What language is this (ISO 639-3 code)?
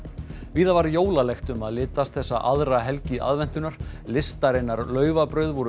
isl